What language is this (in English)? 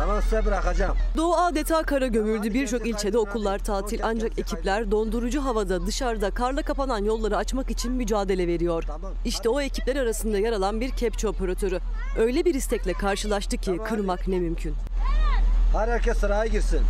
Turkish